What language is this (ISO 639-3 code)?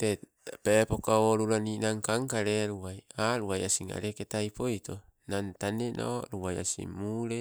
nco